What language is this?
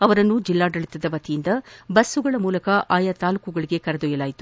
Kannada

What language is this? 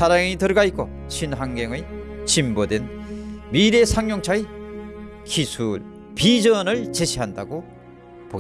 Korean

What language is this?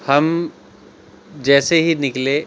Urdu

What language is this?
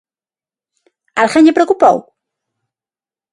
Galician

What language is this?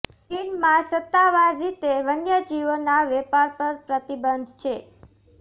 Gujarati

